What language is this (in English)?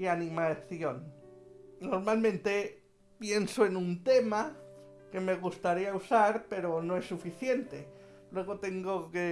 Spanish